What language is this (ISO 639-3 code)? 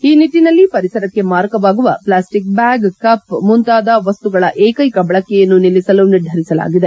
kan